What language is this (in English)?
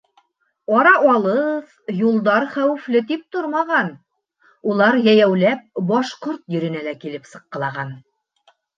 Bashkir